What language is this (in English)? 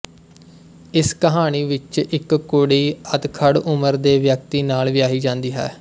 Punjabi